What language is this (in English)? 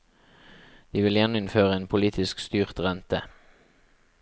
Norwegian